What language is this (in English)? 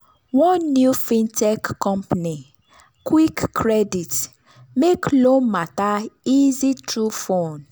Nigerian Pidgin